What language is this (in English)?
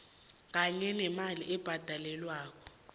South Ndebele